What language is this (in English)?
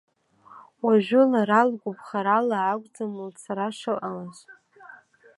Abkhazian